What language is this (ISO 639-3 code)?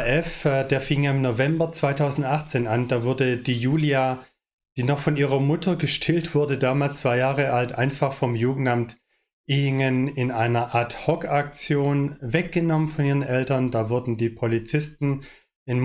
deu